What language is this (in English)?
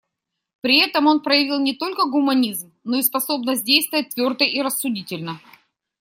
Russian